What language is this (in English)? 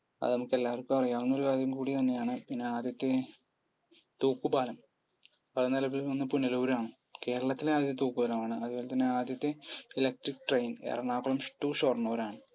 Malayalam